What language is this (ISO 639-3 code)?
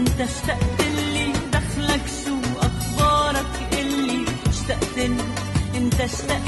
ara